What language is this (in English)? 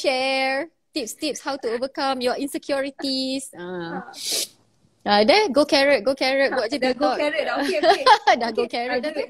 Malay